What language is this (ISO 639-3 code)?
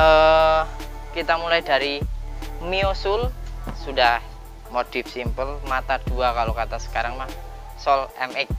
ind